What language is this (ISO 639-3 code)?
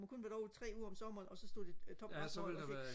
dan